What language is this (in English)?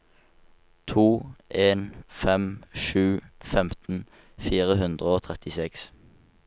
Norwegian